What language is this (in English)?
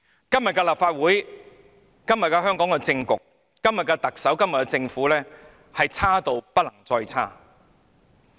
Cantonese